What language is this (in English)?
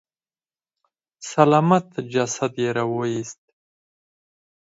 Pashto